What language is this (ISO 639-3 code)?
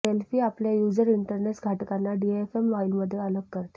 mar